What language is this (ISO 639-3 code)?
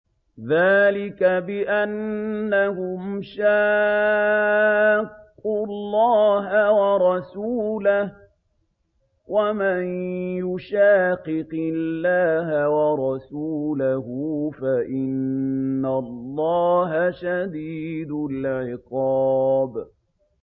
ara